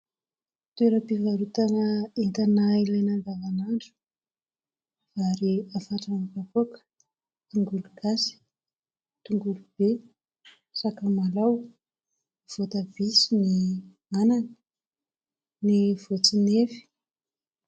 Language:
Malagasy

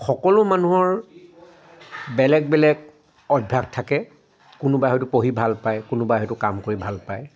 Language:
Assamese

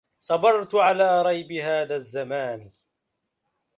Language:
Arabic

